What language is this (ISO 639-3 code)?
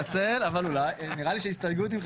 heb